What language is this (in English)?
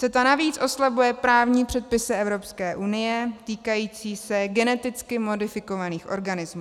Czech